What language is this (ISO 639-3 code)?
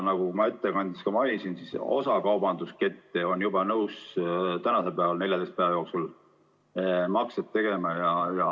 est